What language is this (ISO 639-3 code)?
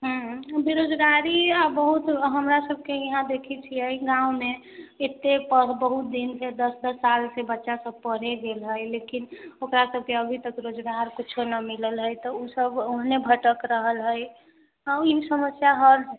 mai